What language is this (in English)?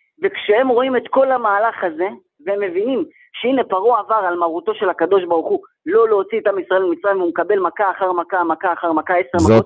Hebrew